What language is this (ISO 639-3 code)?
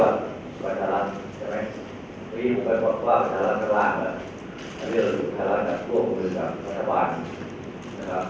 tha